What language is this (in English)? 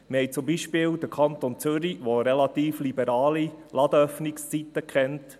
Swiss German